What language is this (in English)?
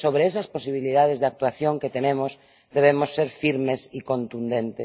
Spanish